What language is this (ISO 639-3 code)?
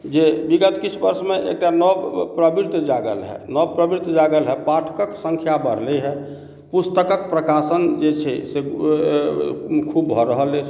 mai